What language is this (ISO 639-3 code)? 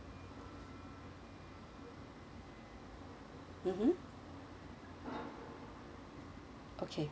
eng